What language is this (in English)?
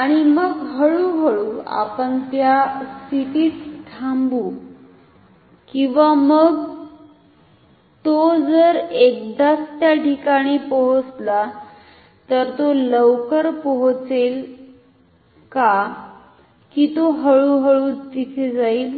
Marathi